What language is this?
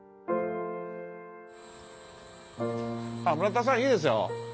Japanese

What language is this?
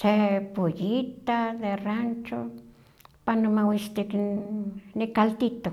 Huaxcaleca Nahuatl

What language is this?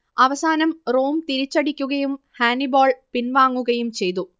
Malayalam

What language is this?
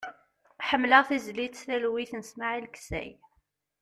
Kabyle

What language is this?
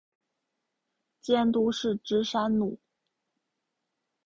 Chinese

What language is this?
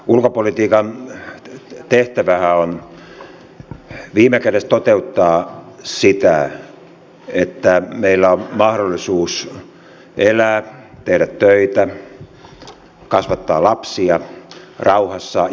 Finnish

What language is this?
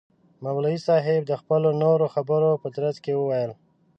Pashto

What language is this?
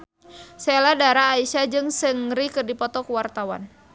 Sundanese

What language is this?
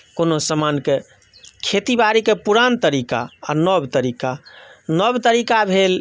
Maithili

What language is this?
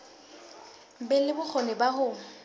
Southern Sotho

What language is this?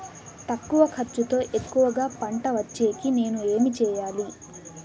Telugu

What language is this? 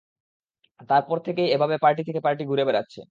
Bangla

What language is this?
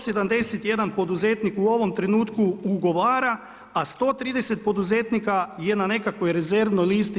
Croatian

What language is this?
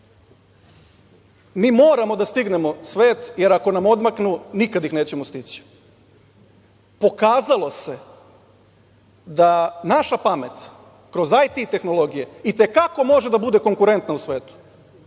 Serbian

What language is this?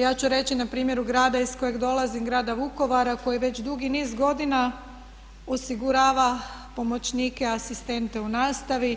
Croatian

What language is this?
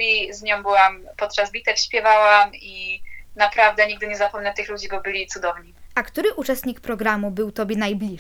Polish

